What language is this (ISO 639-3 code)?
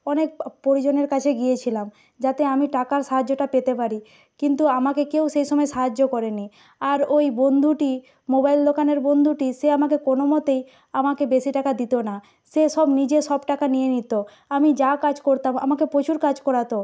ben